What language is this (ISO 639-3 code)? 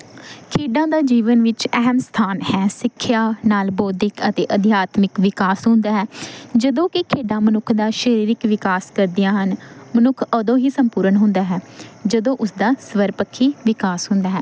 pan